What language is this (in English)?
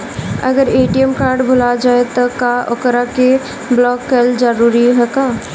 Bhojpuri